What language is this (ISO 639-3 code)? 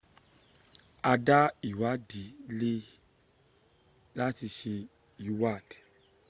yor